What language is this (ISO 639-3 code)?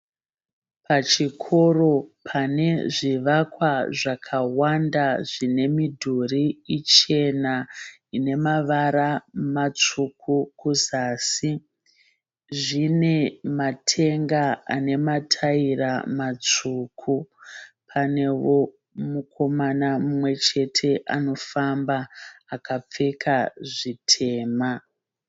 sna